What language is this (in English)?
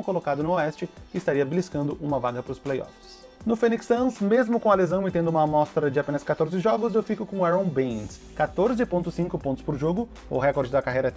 Portuguese